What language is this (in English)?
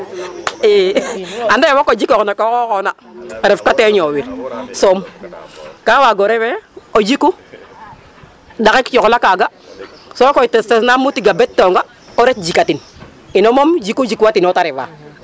Serer